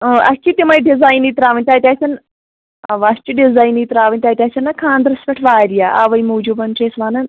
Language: Kashmiri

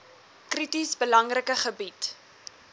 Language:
Afrikaans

